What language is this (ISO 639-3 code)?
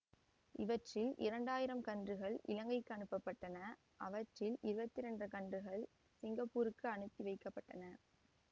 tam